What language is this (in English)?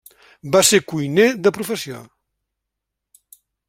Catalan